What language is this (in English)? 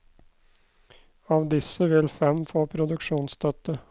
Norwegian